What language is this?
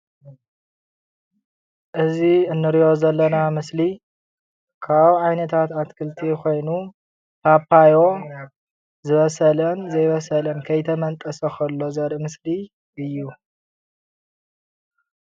Tigrinya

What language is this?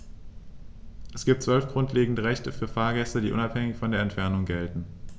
German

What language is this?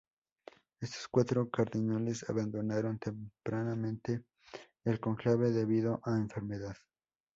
Spanish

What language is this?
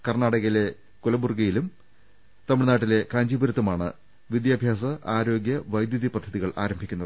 Malayalam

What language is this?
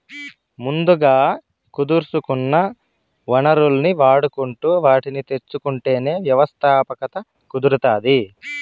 Telugu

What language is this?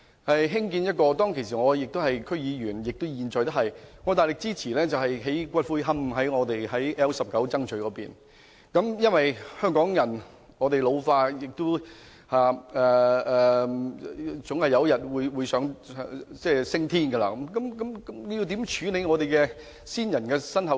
Cantonese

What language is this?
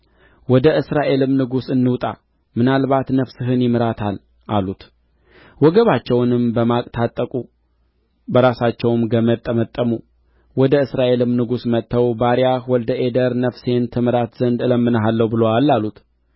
Amharic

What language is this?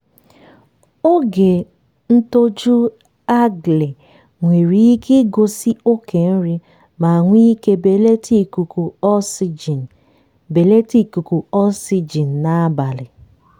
Igbo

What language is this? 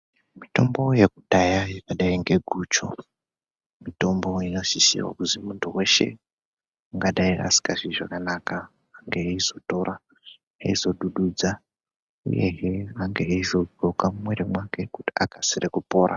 Ndau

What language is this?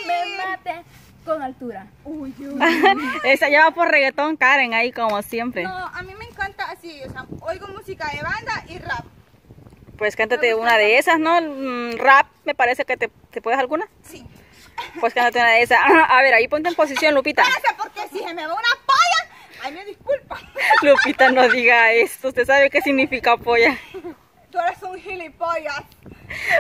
Spanish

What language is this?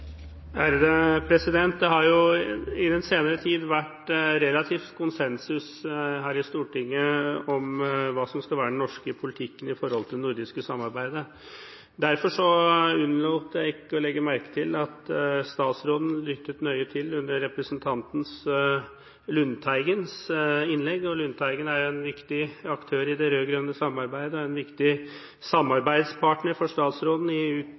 Norwegian Bokmål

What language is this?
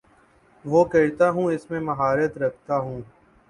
Urdu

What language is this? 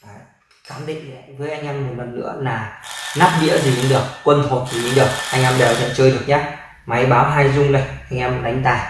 Vietnamese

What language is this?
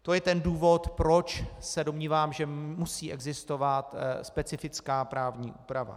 Czech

